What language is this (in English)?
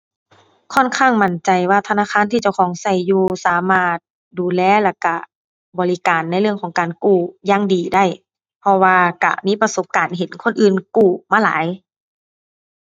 Thai